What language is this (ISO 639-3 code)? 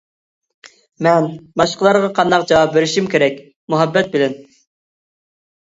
uig